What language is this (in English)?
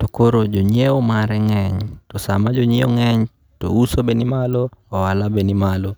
Luo (Kenya and Tanzania)